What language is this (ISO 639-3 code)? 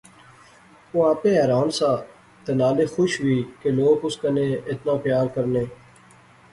phr